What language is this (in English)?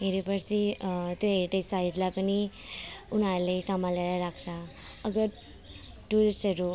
Nepali